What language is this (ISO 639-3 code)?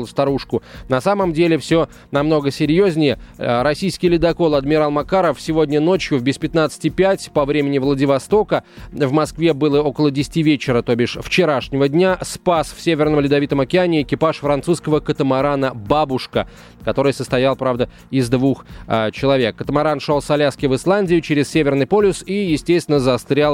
rus